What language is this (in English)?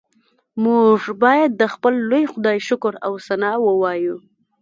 Pashto